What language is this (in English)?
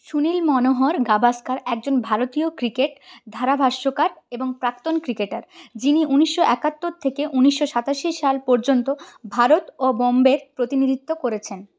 Bangla